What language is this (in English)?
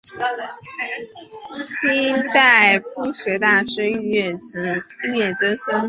Chinese